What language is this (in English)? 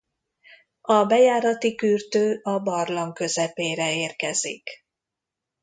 Hungarian